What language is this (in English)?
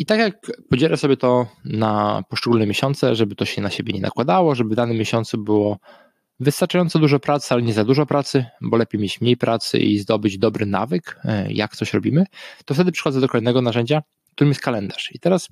Polish